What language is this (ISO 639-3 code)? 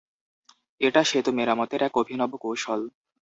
ben